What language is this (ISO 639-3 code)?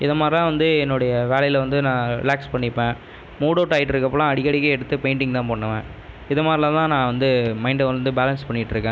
tam